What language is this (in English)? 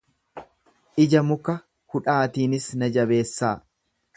Oromo